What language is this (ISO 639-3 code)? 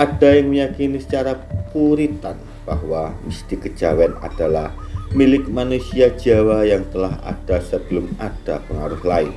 ind